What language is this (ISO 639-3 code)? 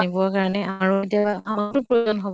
asm